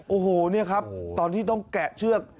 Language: Thai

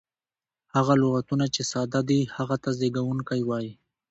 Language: Pashto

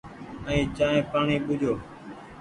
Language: Goaria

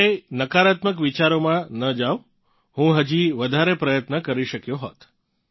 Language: Gujarati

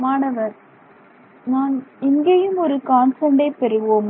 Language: Tamil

